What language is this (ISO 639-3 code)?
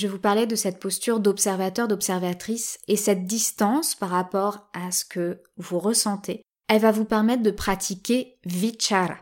fra